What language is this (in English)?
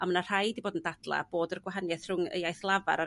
Welsh